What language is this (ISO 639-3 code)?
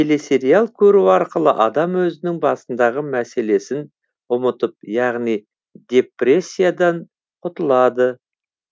kaz